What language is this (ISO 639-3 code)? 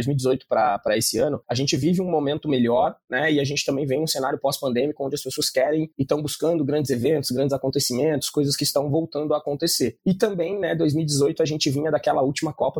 por